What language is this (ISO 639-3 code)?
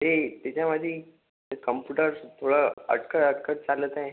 mar